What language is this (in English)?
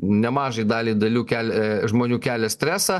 Lithuanian